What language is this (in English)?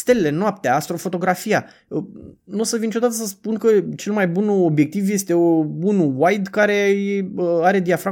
Romanian